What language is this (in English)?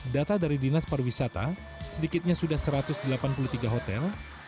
Indonesian